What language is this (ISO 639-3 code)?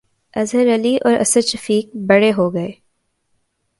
urd